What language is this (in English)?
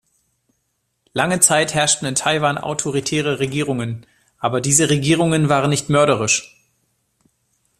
German